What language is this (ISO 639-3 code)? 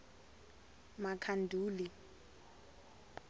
tso